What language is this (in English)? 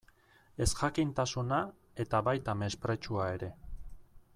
Basque